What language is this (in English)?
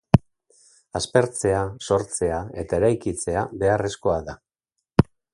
Basque